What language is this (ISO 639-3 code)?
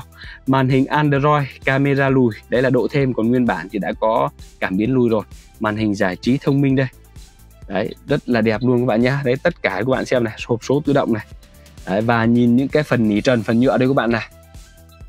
vie